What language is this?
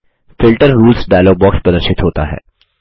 Hindi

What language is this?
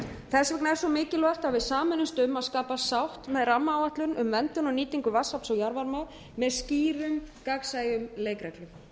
Icelandic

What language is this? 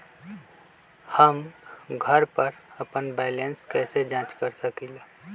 Magahi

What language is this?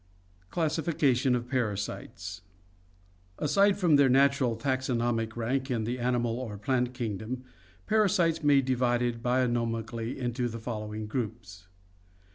English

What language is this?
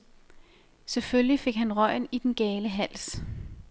Danish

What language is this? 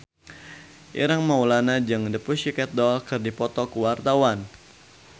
Sundanese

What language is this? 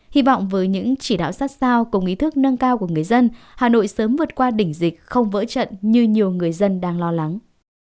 Vietnamese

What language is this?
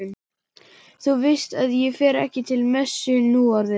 Icelandic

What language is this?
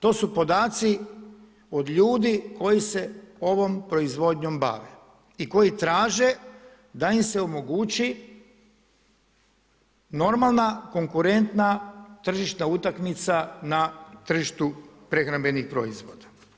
Croatian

